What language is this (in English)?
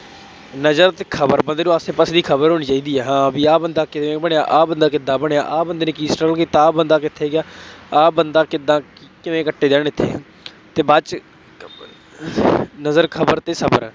Punjabi